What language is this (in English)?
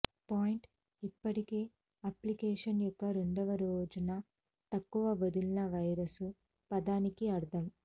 Telugu